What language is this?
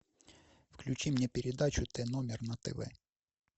Russian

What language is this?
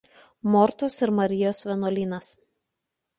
Lithuanian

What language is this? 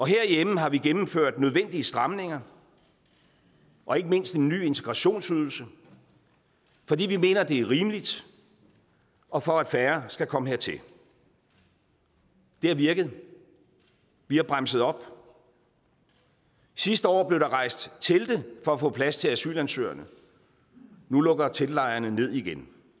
Danish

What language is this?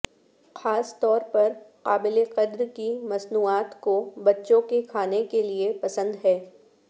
Urdu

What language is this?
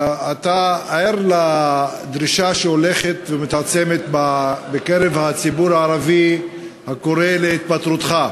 Hebrew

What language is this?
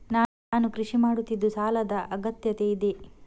Kannada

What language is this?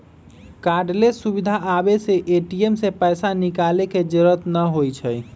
Magahi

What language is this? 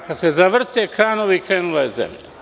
Serbian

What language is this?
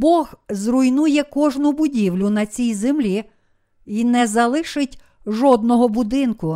Ukrainian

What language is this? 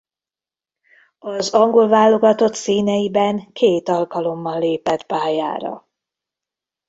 Hungarian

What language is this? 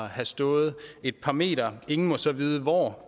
Danish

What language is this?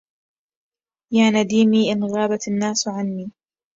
Arabic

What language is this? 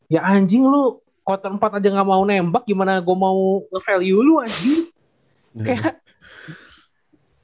Indonesian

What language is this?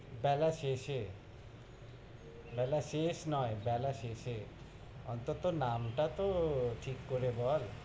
Bangla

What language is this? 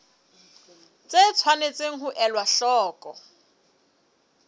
Southern Sotho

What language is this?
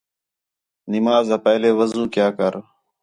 Khetrani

